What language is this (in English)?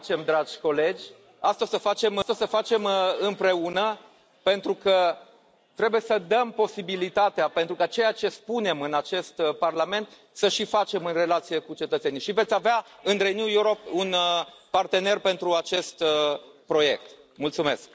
Romanian